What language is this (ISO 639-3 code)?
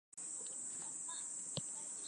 zho